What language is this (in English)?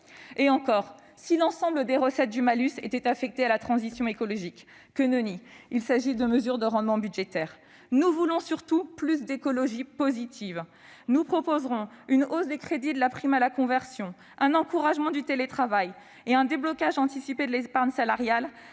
French